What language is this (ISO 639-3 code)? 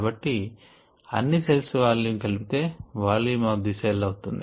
tel